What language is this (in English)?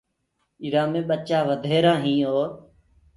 Gurgula